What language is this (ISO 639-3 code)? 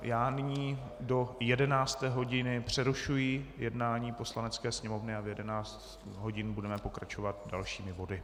ces